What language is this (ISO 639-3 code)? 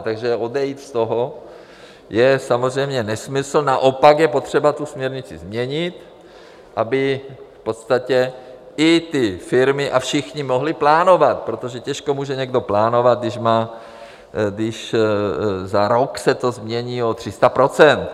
ces